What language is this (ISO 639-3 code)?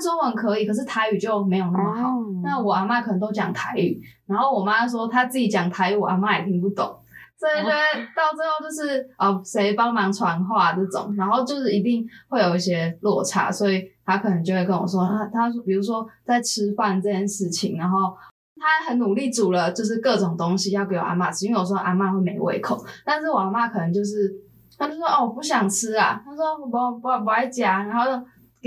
zho